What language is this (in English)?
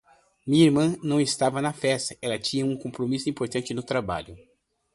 Portuguese